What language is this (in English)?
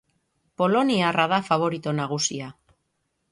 Basque